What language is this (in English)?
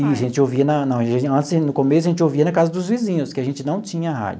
Portuguese